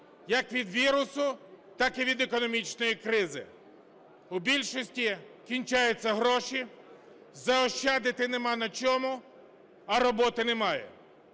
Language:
Ukrainian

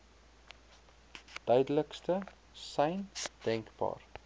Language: Afrikaans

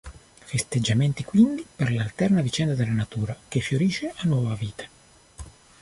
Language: Italian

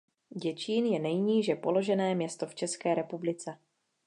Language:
Czech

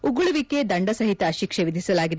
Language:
Kannada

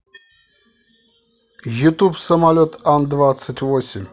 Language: Russian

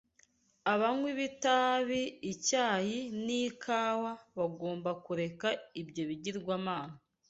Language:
Kinyarwanda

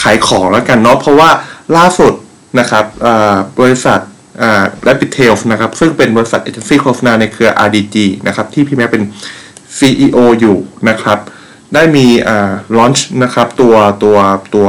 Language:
Thai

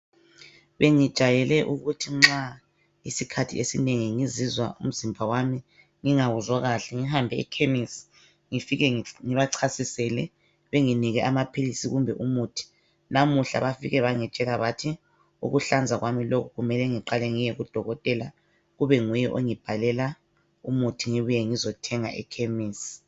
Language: North Ndebele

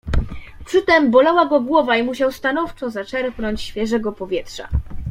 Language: Polish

